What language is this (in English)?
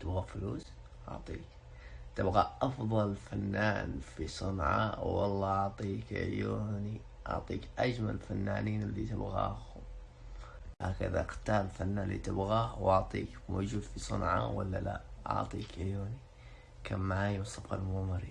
Arabic